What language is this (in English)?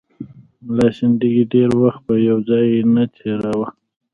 Pashto